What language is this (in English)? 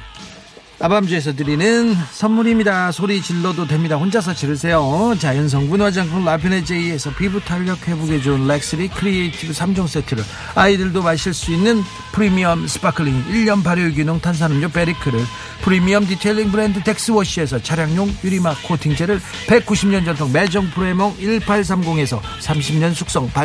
Korean